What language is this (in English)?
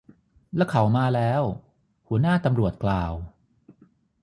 Thai